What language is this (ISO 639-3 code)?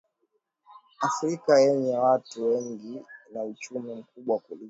swa